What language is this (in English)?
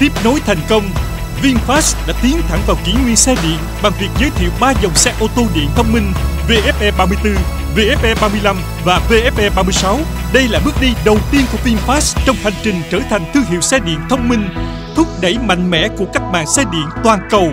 Vietnamese